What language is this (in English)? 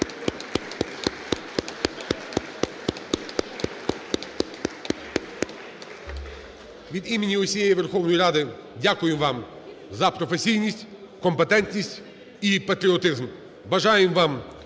Ukrainian